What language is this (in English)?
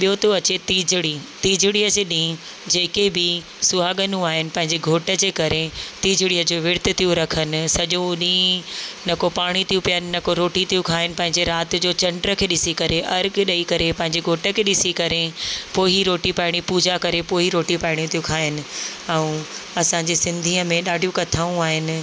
Sindhi